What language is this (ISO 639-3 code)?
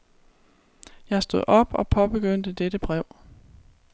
dan